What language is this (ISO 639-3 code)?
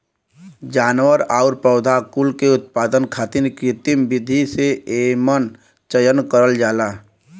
bho